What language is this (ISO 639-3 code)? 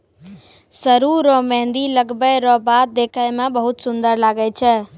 mai